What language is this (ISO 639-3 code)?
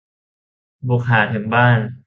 tha